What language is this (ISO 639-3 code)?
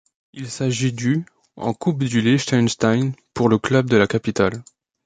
fra